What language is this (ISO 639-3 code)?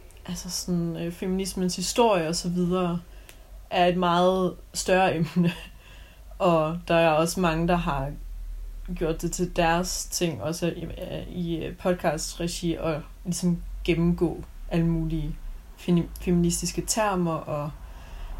dan